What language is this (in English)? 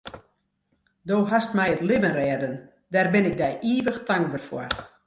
Western Frisian